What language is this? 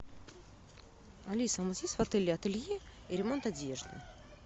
Russian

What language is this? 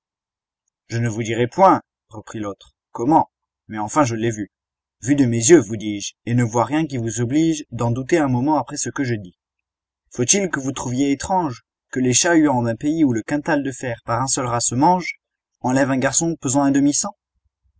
French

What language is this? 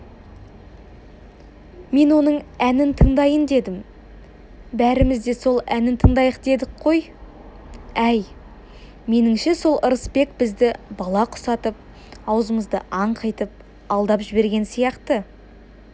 Kazakh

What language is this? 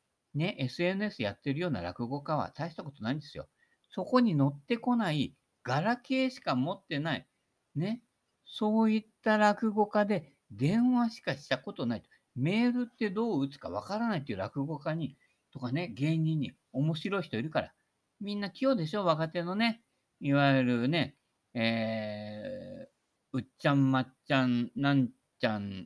Japanese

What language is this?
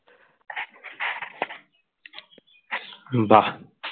Bangla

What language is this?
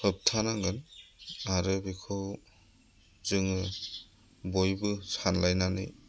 Bodo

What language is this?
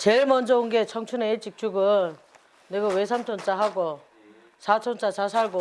Korean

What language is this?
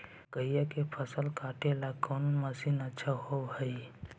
Magahi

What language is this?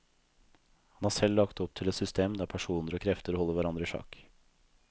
Norwegian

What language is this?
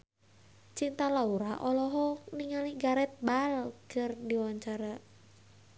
Sundanese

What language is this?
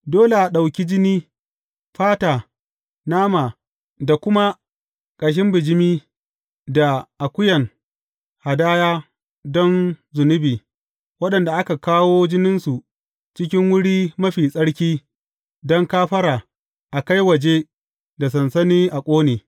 Hausa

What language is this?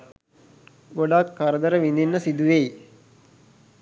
Sinhala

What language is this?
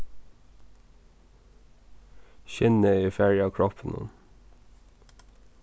Faroese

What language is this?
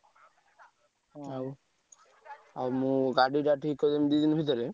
Odia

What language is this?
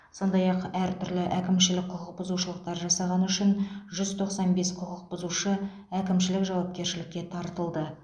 Kazakh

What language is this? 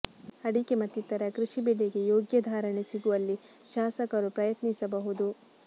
Kannada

